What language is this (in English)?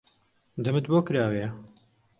Central Kurdish